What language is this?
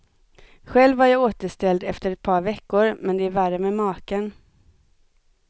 Swedish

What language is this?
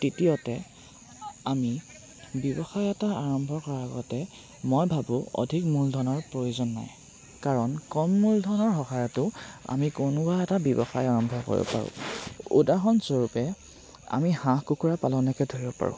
Assamese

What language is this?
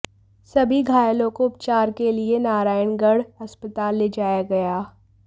Hindi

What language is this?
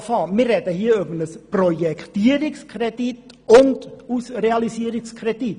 Swiss German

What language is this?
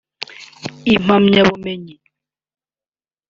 Kinyarwanda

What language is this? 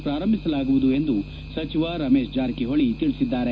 Kannada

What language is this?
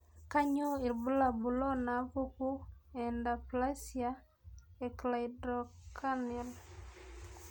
Masai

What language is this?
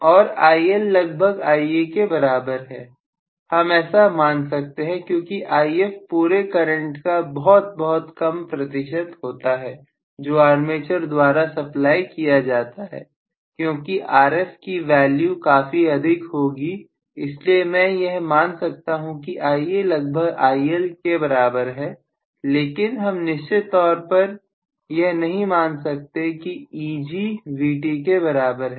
Hindi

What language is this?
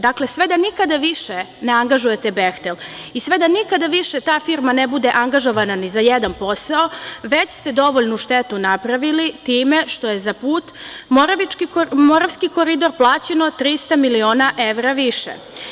Serbian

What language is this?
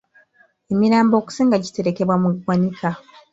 Ganda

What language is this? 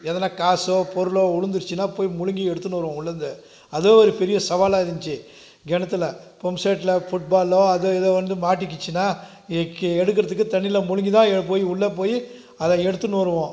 Tamil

